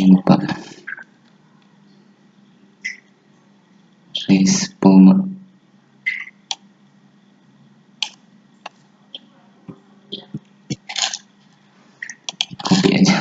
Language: Indonesian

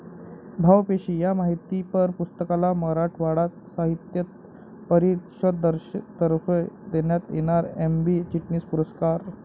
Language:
Marathi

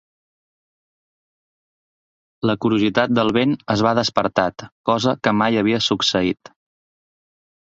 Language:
Catalan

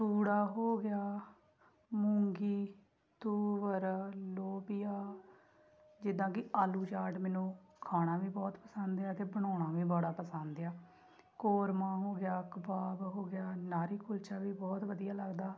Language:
Punjabi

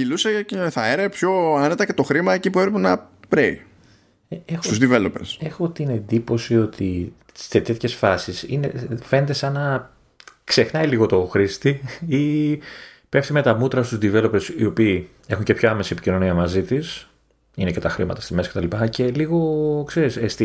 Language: Greek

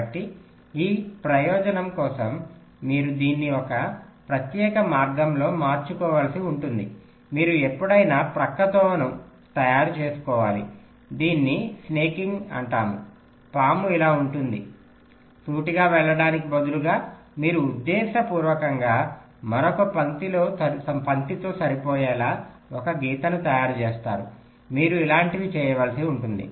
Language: Telugu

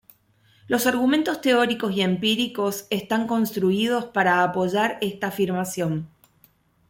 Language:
Spanish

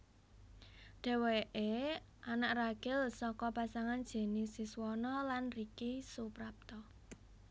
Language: Javanese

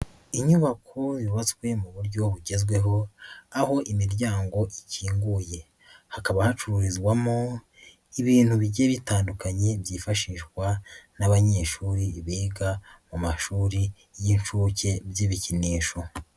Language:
Kinyarwanda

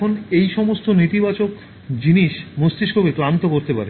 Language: Bangla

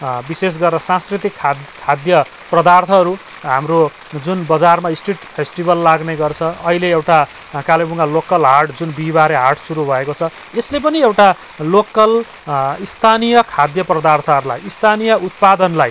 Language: Nepali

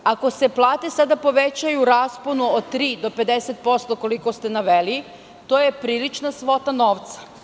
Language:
Serbian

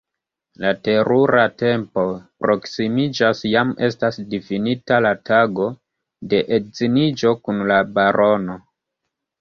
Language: Esperanto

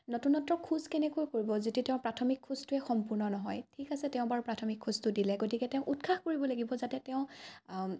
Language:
Assamese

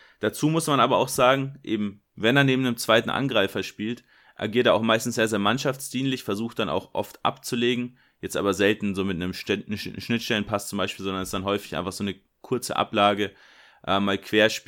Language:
German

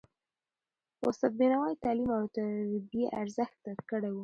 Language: Pashto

